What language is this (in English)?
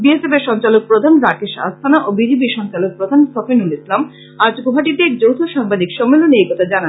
Bangla